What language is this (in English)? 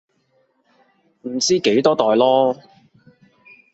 Cantonese